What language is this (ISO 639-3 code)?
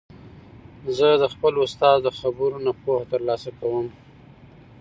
pus